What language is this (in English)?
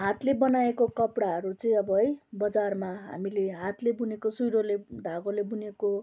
Nepali